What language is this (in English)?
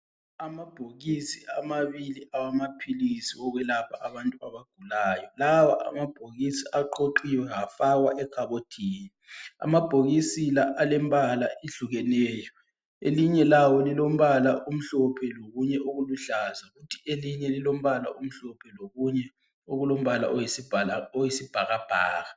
North Ndebele